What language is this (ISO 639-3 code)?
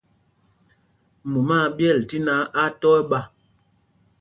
mgg